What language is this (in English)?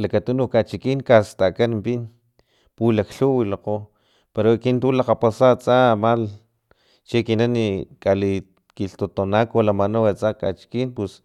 Filomena Mata-Coahuitlán Totonac